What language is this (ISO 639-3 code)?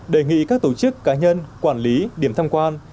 vie